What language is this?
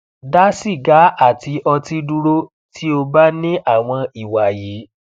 Yoruba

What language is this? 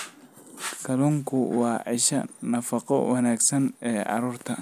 Somali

